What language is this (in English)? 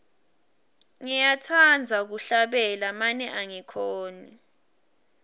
Swati